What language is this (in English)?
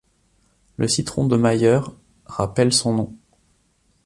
French